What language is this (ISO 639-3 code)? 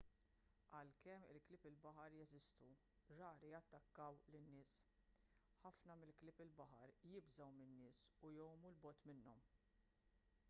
mlt